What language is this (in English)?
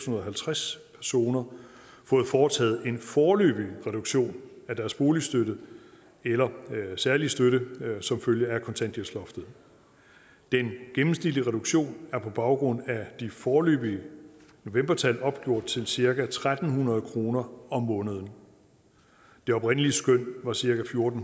Danish